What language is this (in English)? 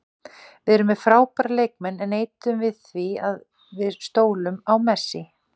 Icelandic